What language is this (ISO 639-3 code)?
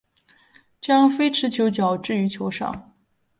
zho